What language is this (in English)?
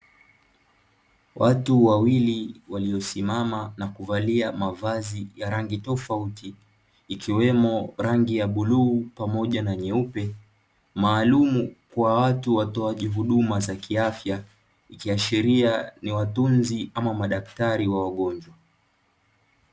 Swahili